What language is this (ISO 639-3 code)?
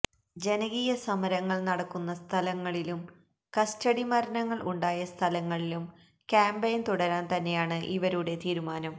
mal